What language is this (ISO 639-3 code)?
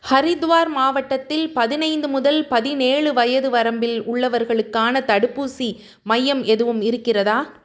tam